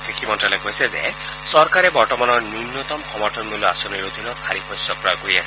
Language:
Assamese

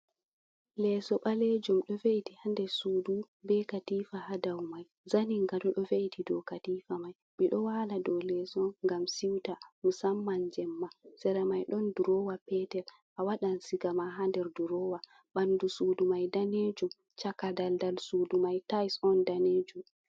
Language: Fula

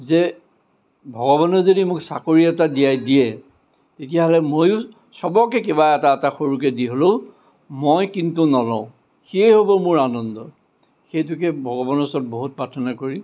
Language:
Assamese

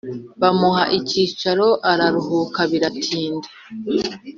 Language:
Kinyarwanda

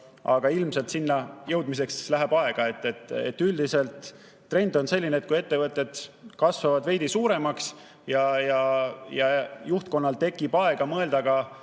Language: Estonian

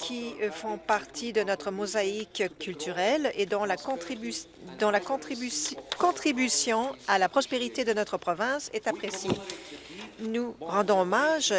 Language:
French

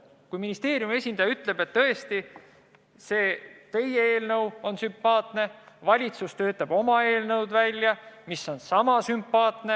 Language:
Estonian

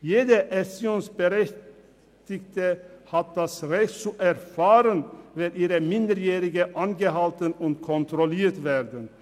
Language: Swiss German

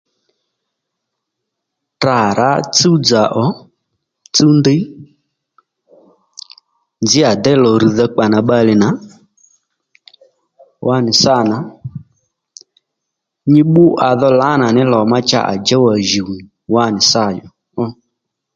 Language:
Lendu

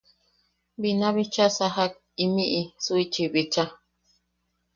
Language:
Yaqui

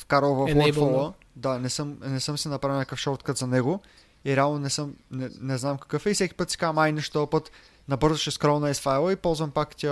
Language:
Bulgarian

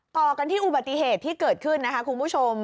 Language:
Thai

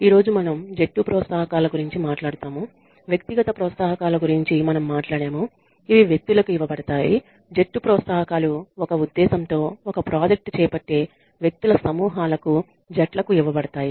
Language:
Telugu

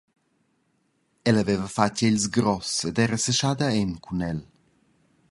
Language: Romansh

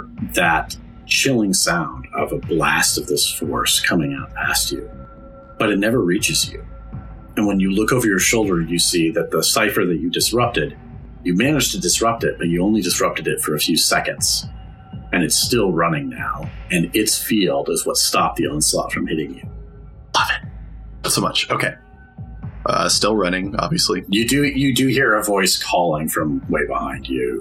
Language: English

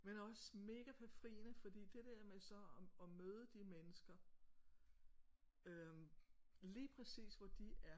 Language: Danish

